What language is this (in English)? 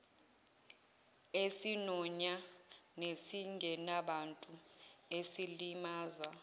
Zulu